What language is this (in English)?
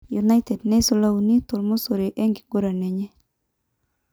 Masai